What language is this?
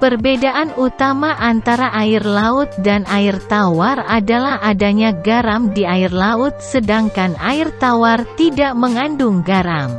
Indonesian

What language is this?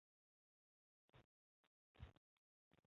Chinese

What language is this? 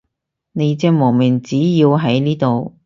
Cantonese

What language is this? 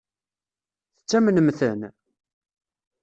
Kabyle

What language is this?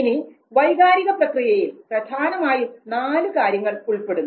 Malayalam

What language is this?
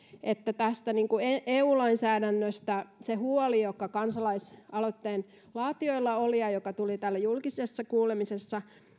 Finnish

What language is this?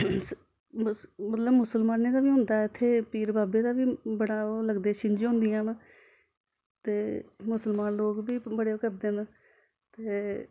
Dogri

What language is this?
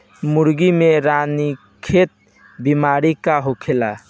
Bhojpuri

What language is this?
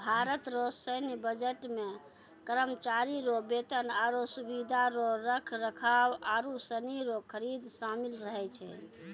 Maithili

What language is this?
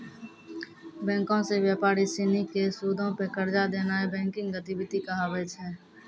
Maithili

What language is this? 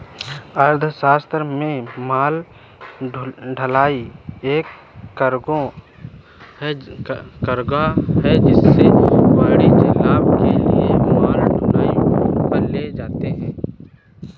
Hindi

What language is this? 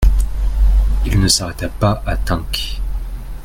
French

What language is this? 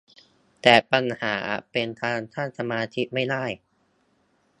Thai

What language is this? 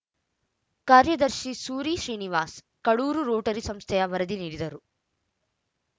Kannada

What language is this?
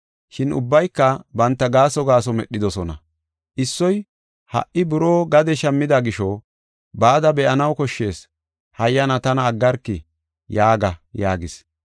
Gofa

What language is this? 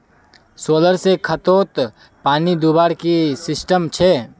Magahi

